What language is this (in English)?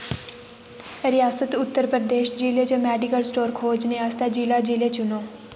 Dogri